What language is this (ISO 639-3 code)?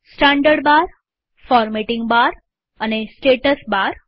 guj